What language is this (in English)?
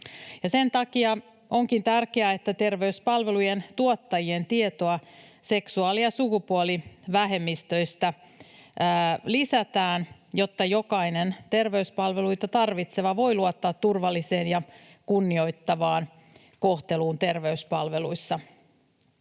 Finnish